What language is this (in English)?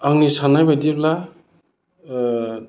Bodo